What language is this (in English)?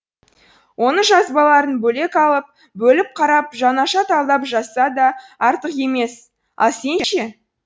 Kazakh